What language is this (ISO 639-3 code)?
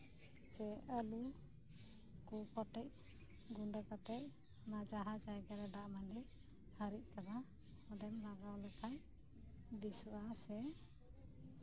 sat